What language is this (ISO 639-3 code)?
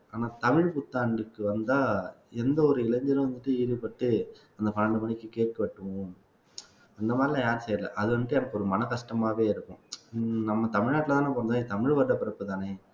tam